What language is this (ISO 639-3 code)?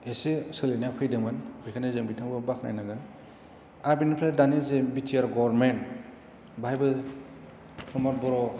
brx